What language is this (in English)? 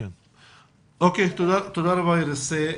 Hebrew